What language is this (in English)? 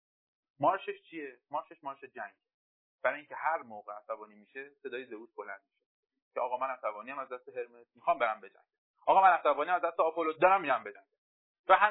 Persian